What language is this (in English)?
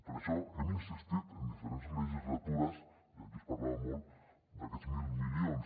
Catalan